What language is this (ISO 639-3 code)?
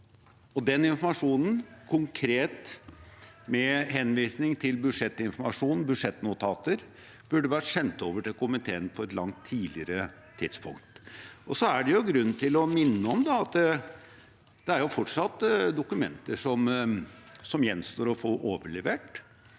nor